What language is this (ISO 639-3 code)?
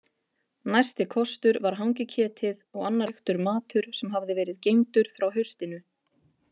isl